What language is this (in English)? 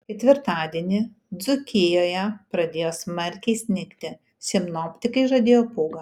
Lithuanian